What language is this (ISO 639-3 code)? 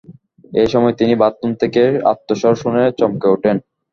ben